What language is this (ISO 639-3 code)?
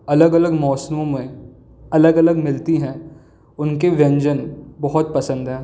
hin